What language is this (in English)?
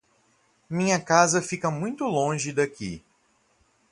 Portuguese